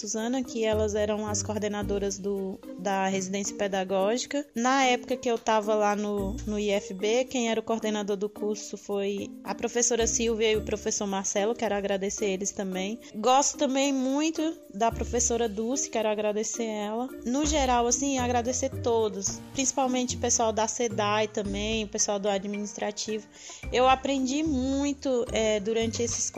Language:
Portuguese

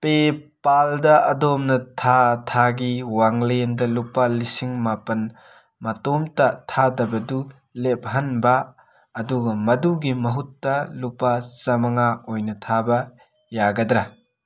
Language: Manipuri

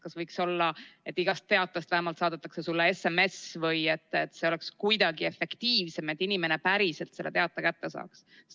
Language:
Estonian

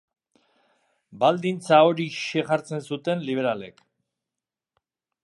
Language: Basque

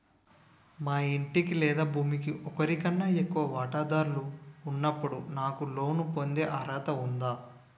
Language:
Telugu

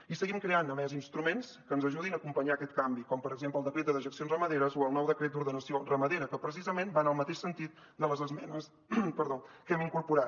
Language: Catalan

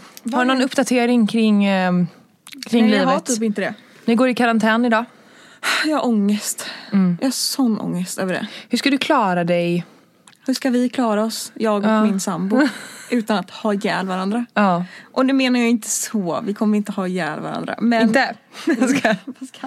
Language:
Swedish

